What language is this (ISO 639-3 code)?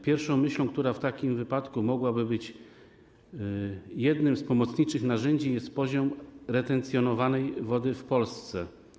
pol